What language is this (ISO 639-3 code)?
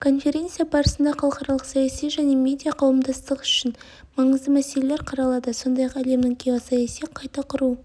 kaz